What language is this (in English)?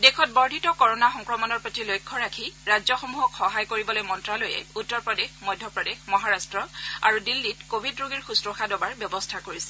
Assamese